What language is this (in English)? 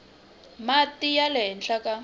Tsonga